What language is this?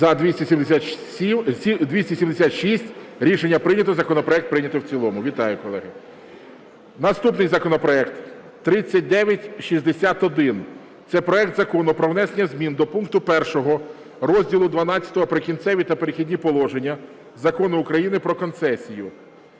Ukrainian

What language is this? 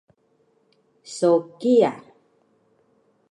Taroko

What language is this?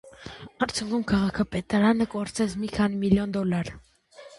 Armenian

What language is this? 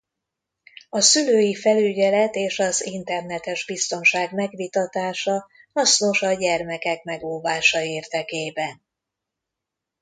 Hungarian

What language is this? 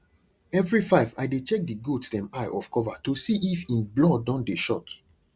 Nigerian Pidgin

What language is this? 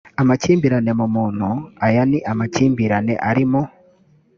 Kinyarwanda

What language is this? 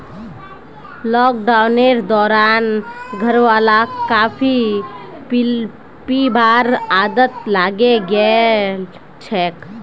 Magahi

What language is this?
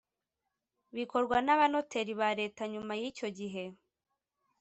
Kinyarwanda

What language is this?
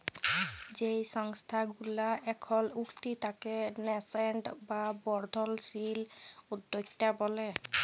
Bangla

